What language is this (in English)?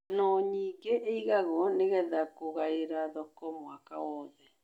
Kikuyu